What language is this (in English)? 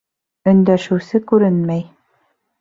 Bashkir